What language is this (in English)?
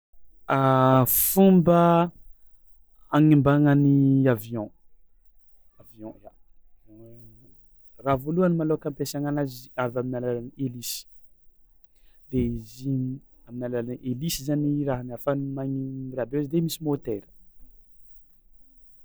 Tsimihety Malagasy